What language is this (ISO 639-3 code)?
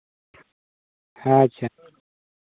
sat